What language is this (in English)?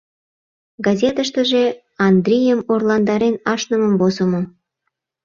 Mari